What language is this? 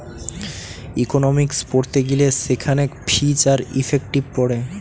Bangla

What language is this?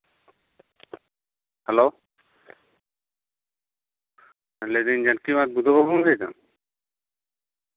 Santali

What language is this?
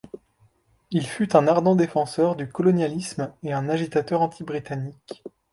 French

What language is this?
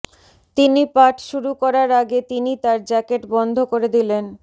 Bangla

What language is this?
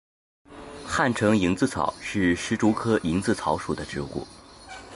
Chinese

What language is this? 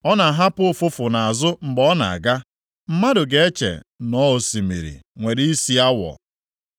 Igbo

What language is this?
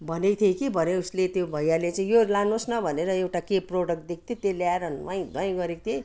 Nepali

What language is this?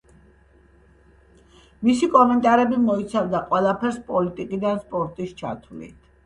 Georgian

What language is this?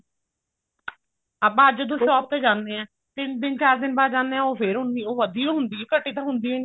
Punjabi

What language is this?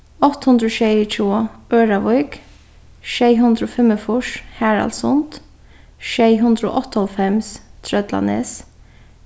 Faroese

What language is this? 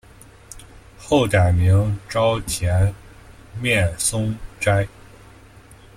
Chinese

